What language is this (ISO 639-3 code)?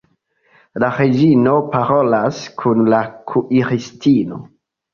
epo